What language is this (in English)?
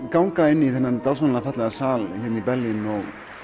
Icelandic